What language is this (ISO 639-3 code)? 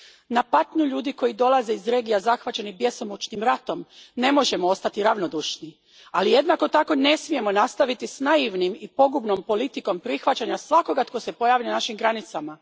hrv